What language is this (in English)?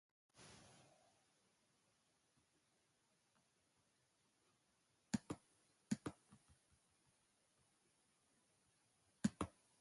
Basque